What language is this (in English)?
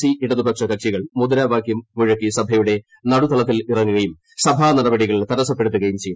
Malayalam